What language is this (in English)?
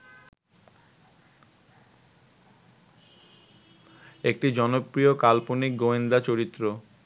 Bangla